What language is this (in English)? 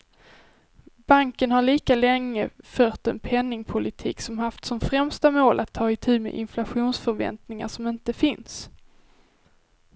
Swedish